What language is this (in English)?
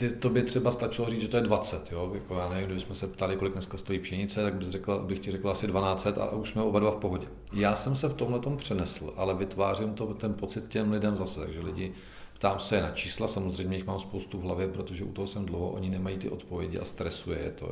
Czech